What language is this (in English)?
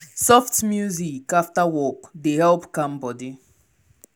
Nigerian Pidgin